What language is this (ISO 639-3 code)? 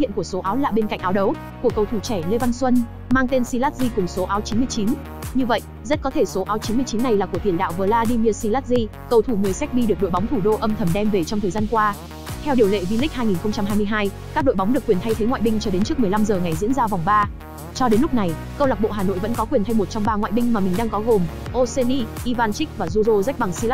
vie